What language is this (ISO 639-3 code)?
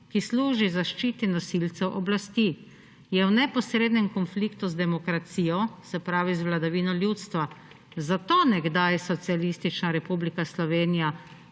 slv